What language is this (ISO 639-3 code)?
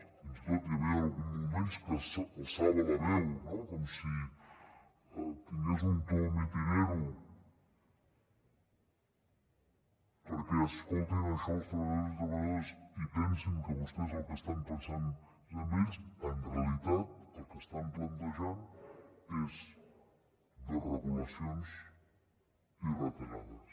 cat